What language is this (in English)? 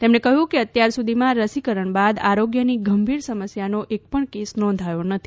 Gujarati